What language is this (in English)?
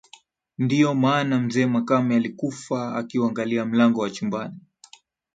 Swahili